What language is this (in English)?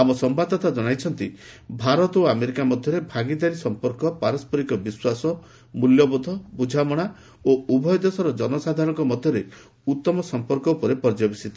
Odia